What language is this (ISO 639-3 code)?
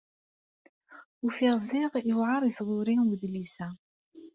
kab